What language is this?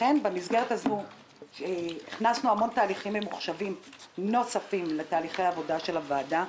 Hebrew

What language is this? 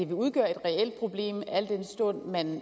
Danish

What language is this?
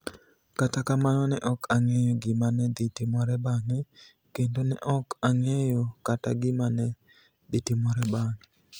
Luo (Kenya and Tanzania)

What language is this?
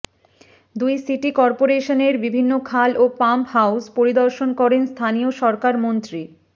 Bangla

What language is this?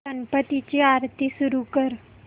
Marathi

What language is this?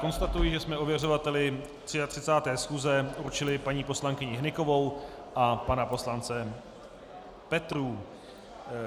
Czech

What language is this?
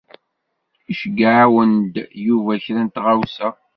Kabyle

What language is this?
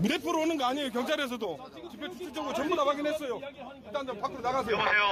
Korean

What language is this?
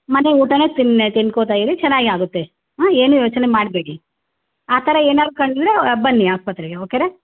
Kannada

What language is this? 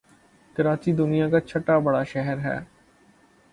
Urdu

